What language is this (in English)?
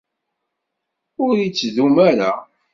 Kabyle